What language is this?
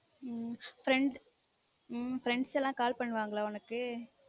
Tamil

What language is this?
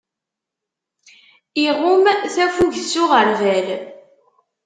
Kabyle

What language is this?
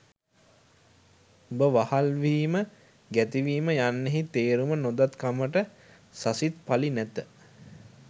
Sinhala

